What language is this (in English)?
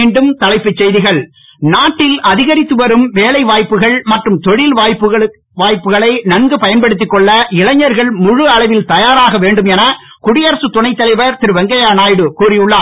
Tamil